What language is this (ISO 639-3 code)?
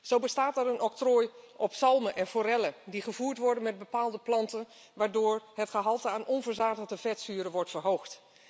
nld